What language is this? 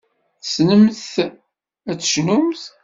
Kabyle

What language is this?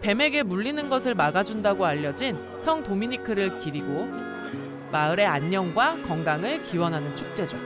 Korean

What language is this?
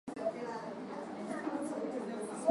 Swahili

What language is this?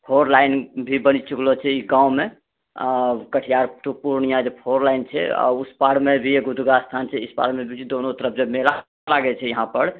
Maithili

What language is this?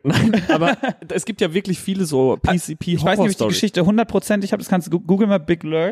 German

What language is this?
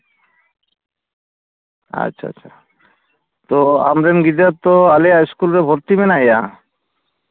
Santali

